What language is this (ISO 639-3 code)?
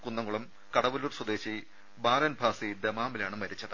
mal